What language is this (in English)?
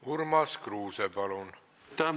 Estonian